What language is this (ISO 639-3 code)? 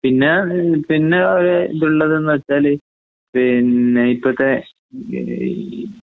mal